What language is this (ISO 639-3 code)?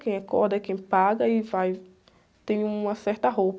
por